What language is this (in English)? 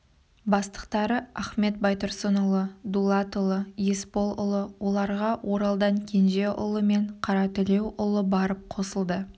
Kazakh